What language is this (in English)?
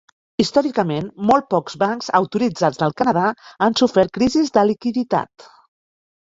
Catalan